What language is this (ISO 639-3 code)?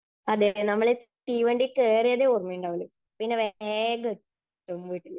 mal